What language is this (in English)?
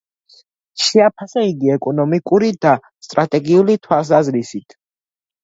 Georgian